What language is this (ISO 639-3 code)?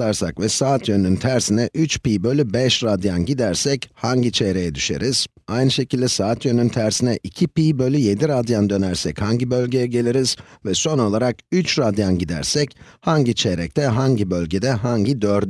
tur